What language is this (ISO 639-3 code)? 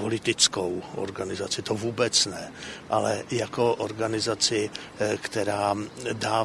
ces